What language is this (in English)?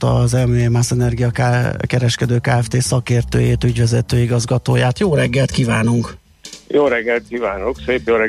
Hungarian